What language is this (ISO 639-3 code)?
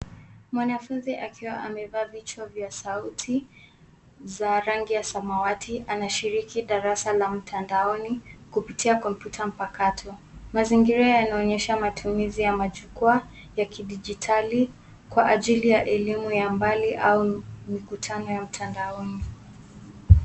swa